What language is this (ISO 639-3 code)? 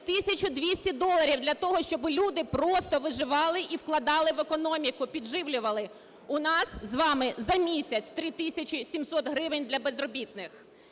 ukr